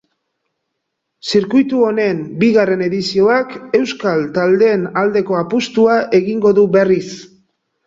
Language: Basque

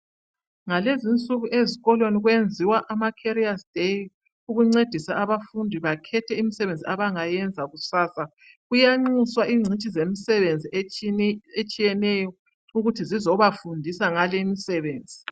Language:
North Ndebele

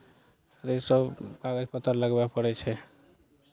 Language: Maithili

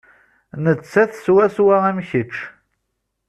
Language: Kabyle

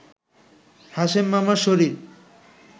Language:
Bangla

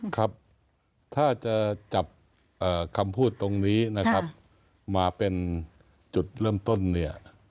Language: Thai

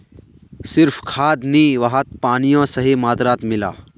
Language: Magahi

